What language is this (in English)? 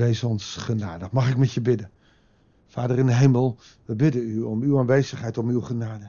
Dutch